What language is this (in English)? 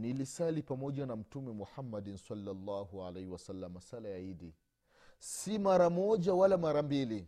Swahili